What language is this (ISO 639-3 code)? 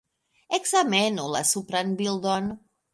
epo